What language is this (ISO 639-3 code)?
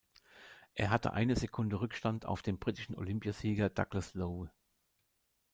deu